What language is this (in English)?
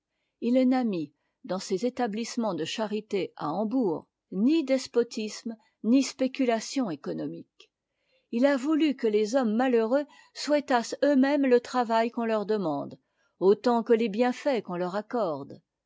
French